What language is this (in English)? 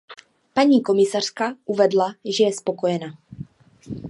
Czech